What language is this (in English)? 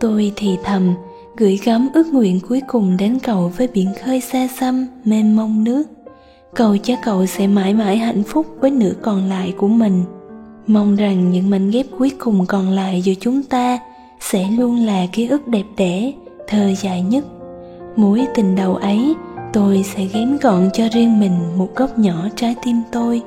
Vietnamese